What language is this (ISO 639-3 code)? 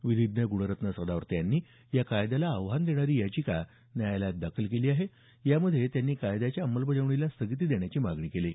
mar